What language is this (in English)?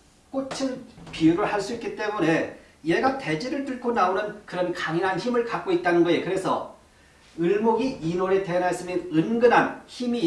Korean